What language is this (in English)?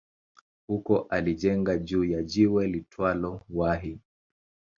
Swahili